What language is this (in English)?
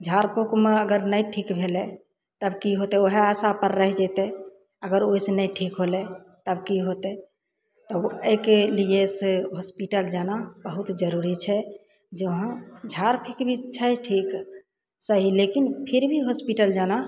Maithili